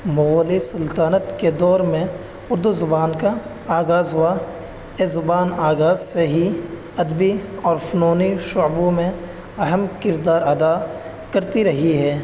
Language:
Urdu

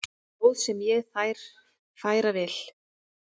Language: Icelandic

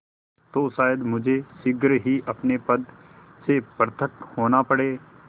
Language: Hindi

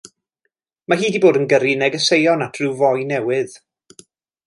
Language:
Welsh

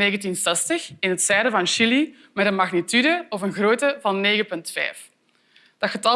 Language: Dutch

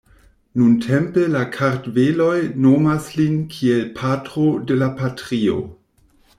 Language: Esperanto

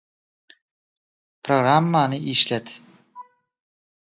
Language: Turkmen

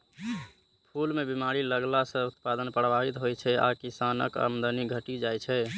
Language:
Maithili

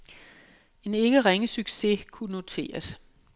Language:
Danish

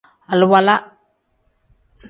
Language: Tem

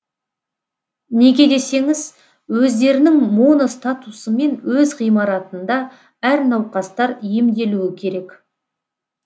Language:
Kazakh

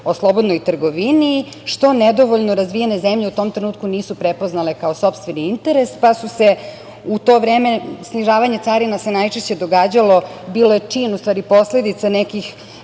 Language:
Serbian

